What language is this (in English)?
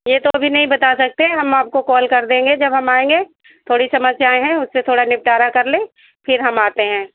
Hindi